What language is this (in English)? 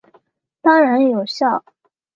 Chinese